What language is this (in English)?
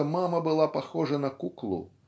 Russian